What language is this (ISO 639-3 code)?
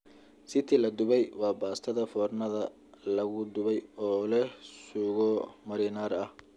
som